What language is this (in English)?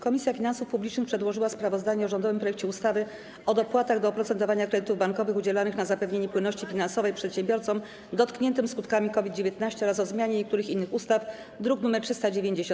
Polish